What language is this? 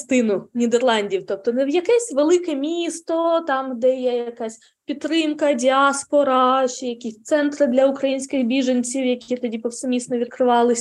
Ukrainian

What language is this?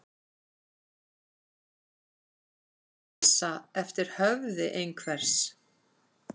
Icelandic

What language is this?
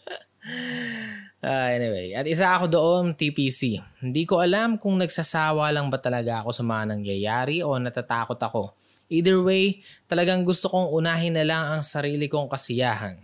Filipino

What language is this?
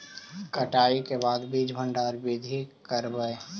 Magahi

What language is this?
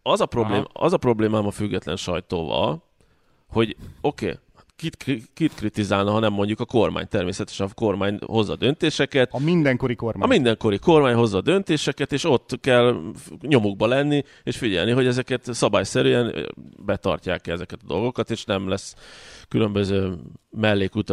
Hungarian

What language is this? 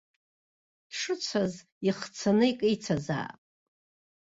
Abkhazian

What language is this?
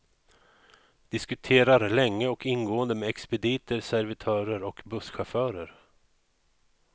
Swedish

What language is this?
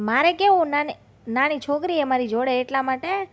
Gujarati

